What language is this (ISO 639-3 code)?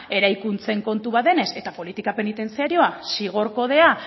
eus